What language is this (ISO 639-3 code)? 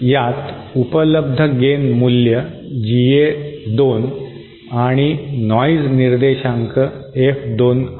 mar